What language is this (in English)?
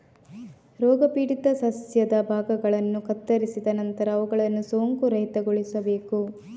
Kannada